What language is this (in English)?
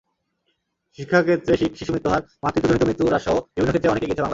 Bangla